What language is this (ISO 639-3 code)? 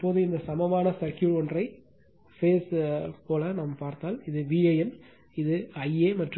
tam